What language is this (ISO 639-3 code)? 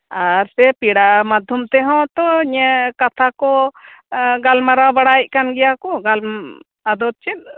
sat